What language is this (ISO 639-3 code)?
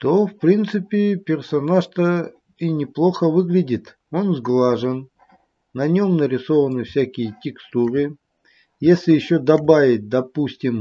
rus